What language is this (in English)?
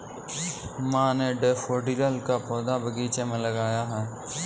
Hindi